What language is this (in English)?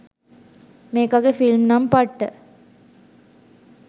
Sinhala